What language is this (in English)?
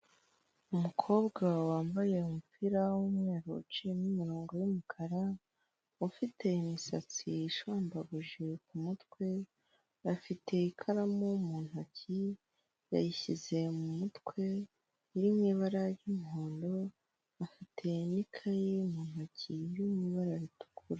Kinyarwanda